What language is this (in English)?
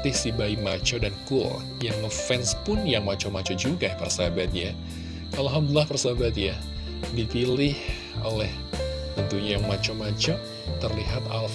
Indonesian